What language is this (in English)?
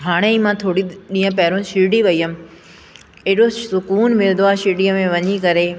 Sindhi